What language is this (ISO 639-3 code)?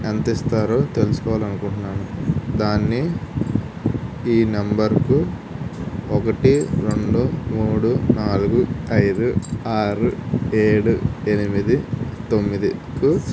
tel